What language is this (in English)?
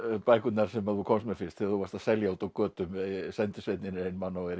Icelandic